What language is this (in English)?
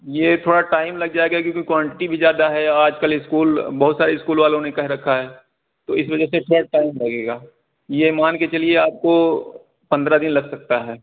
Urdu